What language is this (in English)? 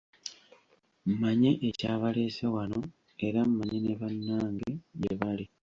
Ganda